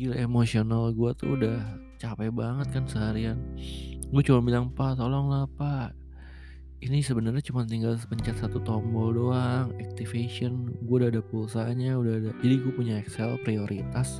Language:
Indonesian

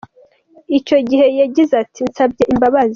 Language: Kinyarwanda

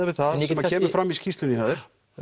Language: Icelandic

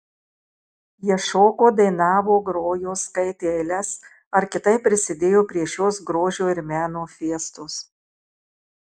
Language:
Lithuanian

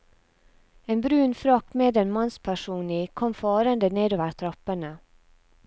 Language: Norwegian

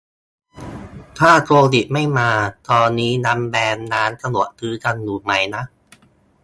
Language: Thai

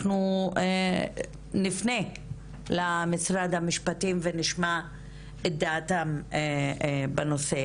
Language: Hebrew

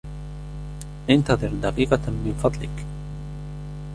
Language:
Arabic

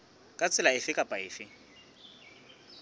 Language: Southern Sotho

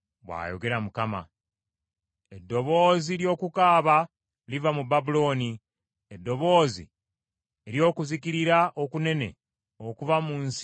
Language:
Ganda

